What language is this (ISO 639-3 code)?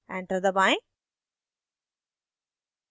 hin